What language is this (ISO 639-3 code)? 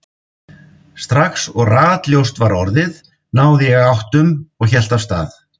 isl